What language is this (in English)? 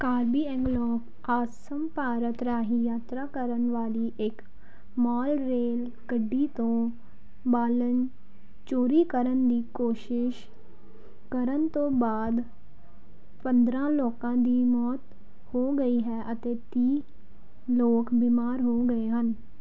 Punjabi